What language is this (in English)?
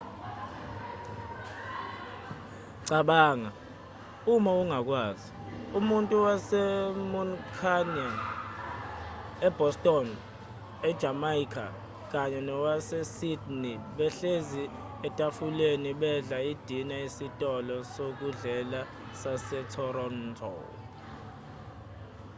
Zulu